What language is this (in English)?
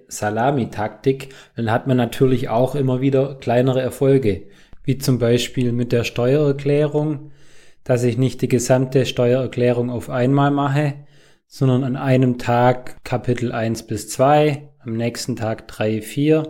German